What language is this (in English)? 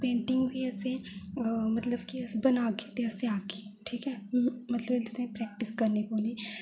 Dogri